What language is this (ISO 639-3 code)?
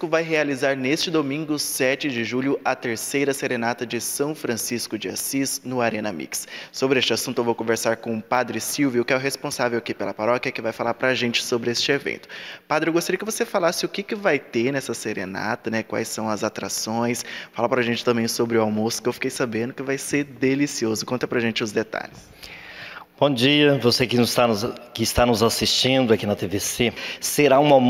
por